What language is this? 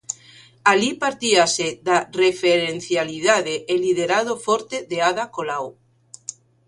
Galician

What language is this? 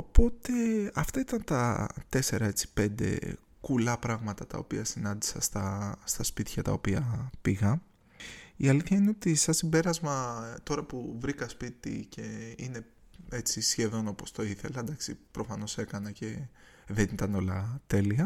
Greek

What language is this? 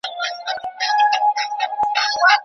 Pashto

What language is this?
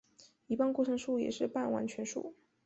Chinese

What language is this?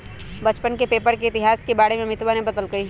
Magahi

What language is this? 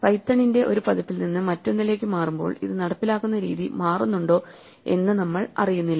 Malayalam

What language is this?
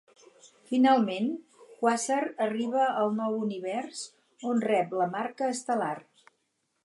Catalan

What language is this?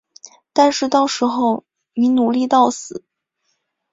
Chinese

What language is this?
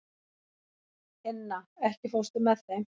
Icelandic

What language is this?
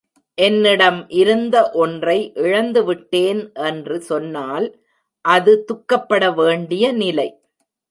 Tamil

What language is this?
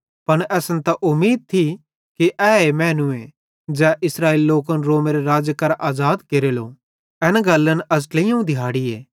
Bhadrawahi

